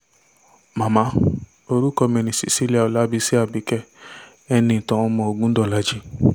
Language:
Yoruba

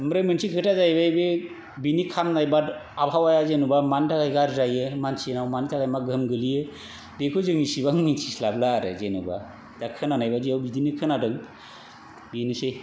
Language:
Bodo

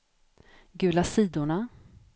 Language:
Swedish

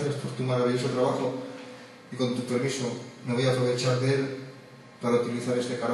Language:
Greek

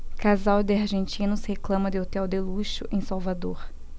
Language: Portuguese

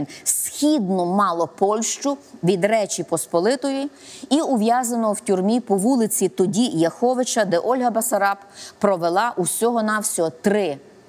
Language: Ukrainian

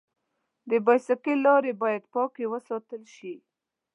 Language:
Pashto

